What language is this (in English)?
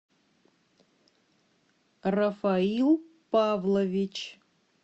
Russian